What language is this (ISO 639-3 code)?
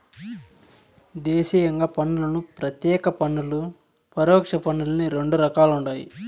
tel